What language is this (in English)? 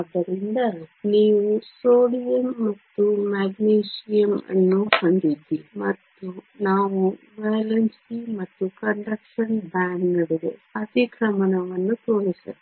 Kannada